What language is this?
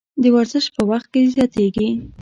Pashto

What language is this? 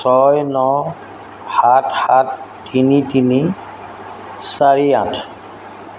Assamese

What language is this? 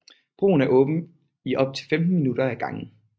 Danish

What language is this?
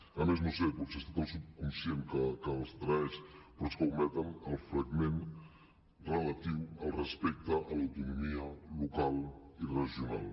Catalan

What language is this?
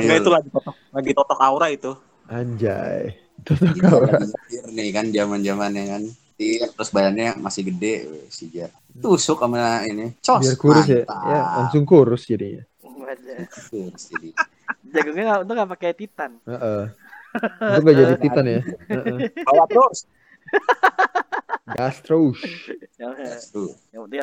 Indonesian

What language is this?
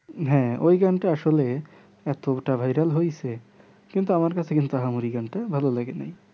Bangla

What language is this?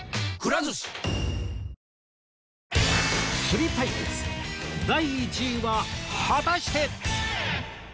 Japanese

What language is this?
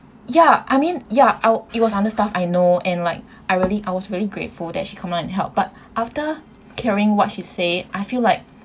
English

